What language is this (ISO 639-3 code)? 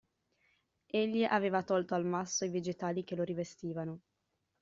ita